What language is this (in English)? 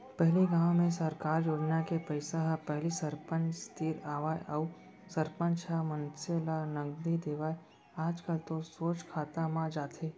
Chhattisgarhi